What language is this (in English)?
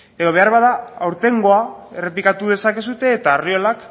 Basque